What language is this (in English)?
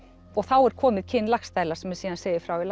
Icelandic